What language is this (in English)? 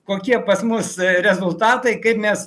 Lithuanian